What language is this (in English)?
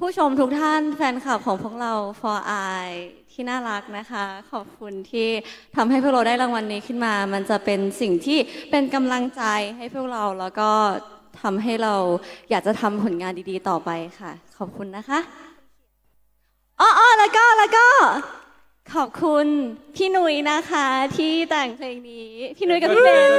Thai